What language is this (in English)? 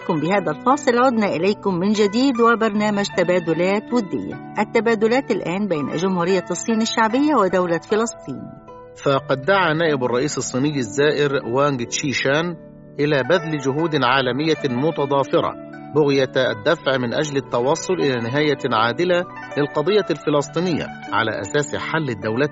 Arabic